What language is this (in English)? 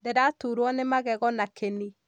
Kikuyu